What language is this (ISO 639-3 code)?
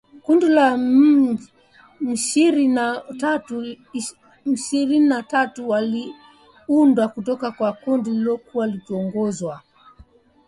swa